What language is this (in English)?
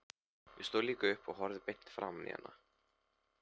Icelandic